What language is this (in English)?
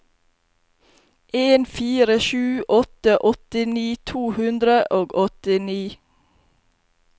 Norwegian